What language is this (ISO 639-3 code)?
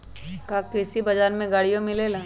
mag